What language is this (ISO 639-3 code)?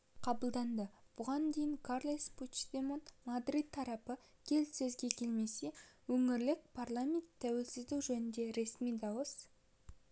kaz